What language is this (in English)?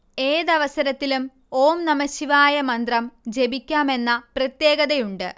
Malayalam